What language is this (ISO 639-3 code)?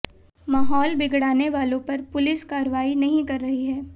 hin